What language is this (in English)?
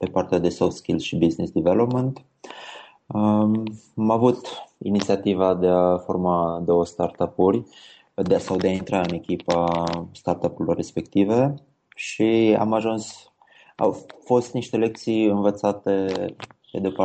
Romanian